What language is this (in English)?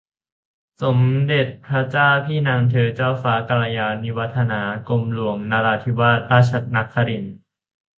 Thai